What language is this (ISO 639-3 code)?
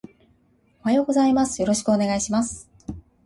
jpn